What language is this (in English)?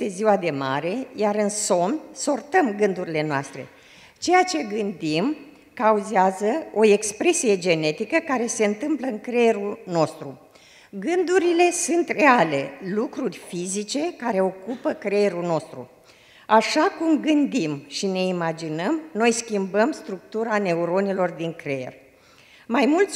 Romanian